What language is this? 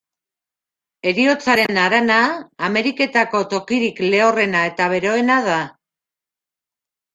Basque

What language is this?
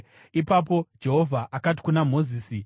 Shona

